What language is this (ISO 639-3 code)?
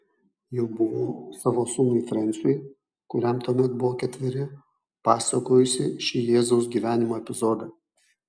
lit